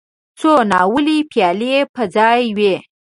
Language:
Pashto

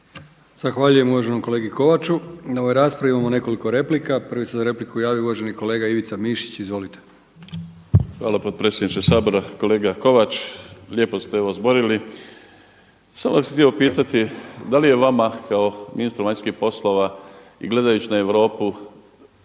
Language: Croatian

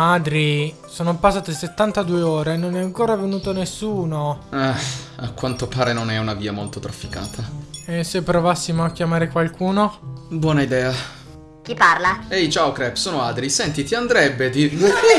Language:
Italian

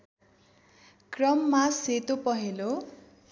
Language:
Nepali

